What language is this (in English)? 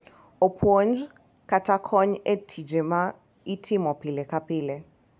Luo (Kenya and Tanzania)